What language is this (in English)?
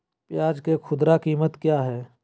Magahi